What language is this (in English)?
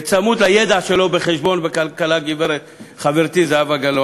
Hebrew